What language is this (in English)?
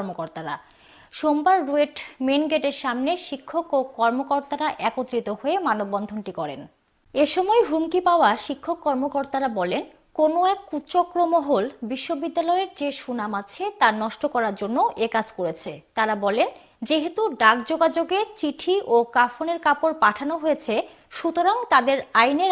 Turkish